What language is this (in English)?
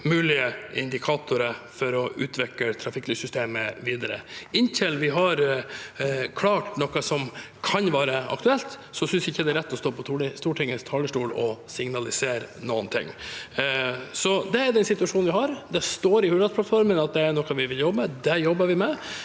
Norwegian